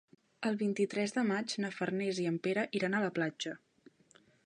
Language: Catalan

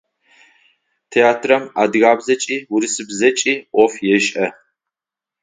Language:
Adyghe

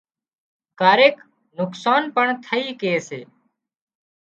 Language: Wadiyara Koli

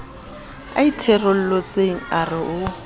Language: Southern Sotho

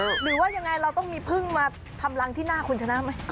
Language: Thai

